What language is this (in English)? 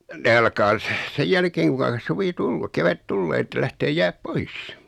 Finnish